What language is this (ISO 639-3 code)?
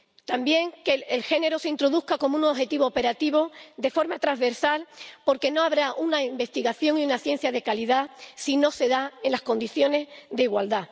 spa